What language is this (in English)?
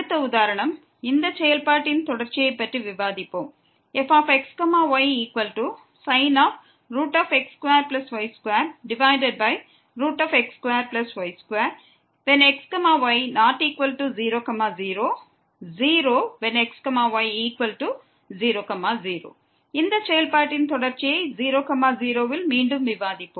Tamil